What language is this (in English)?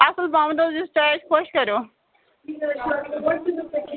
Kashmiri